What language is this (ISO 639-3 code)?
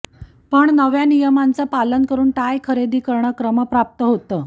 mar